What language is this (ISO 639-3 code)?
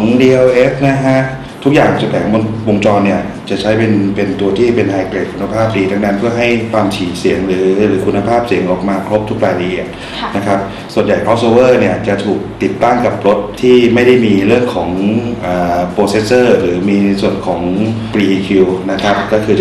tha